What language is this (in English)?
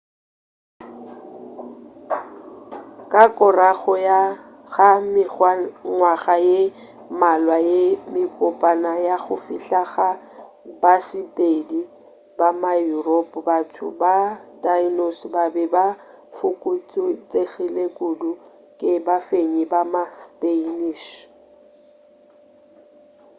Northern Sotho